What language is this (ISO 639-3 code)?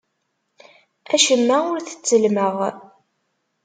kab